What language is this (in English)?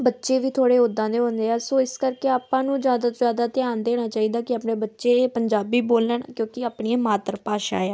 Punjabi